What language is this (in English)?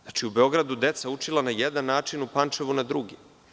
Serbian